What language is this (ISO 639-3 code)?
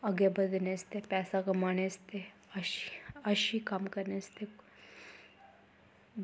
doi